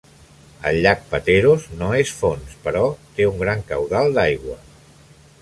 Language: Catalan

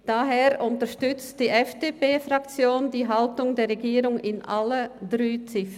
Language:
Swiss German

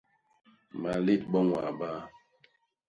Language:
Basaa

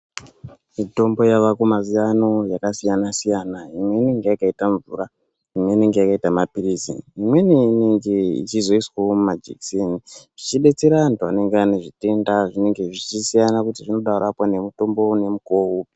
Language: Ndau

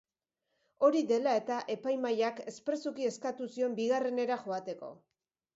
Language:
Basque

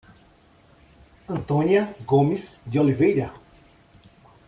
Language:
Portuguese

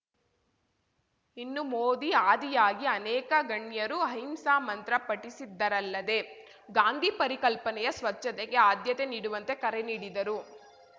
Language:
Kannada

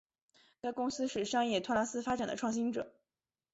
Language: Chinese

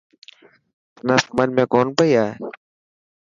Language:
Dhatki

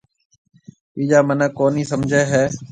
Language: Marwari (Pakistan)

